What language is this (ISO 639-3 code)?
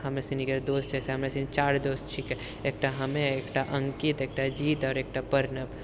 mai